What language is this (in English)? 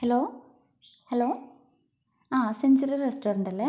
Malayalam